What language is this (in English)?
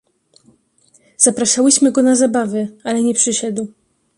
Polish